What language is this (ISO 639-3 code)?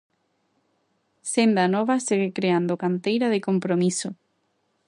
glg